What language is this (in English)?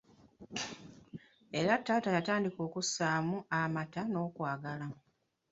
Ganda